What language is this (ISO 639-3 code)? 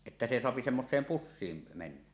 fin